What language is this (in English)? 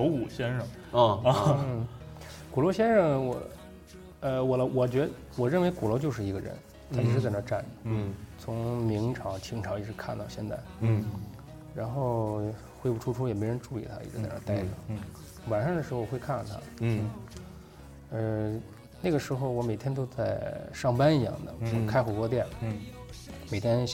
Chinese